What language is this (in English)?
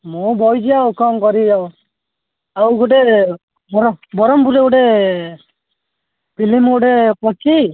Odia